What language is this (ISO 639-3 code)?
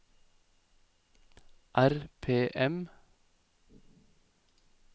nor